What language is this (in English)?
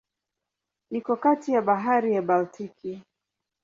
Swahili